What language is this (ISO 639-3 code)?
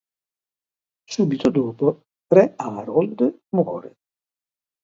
ita